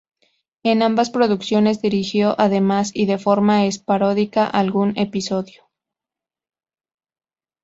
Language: Spanish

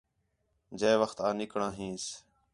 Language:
Khetrani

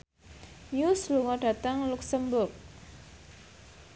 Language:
Javanese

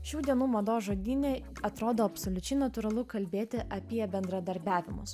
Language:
Lithuanian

